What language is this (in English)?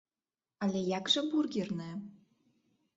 Belarusian